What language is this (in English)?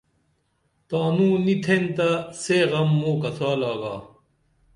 Dameli